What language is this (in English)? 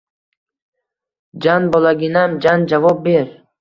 Uzbek